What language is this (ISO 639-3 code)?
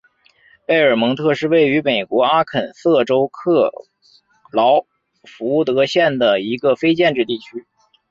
zho